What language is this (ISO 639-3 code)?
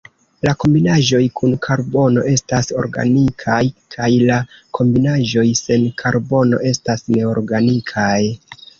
epo